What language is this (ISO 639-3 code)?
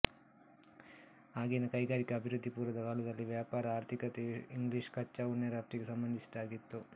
kan